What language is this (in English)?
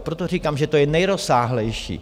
Czech